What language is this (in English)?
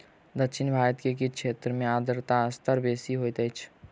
Maithili